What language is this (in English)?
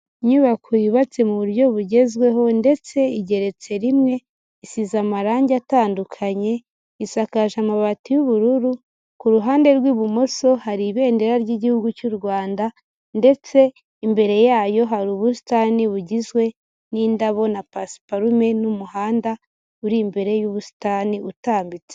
Kinyarwanda